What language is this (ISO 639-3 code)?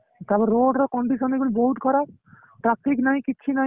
ori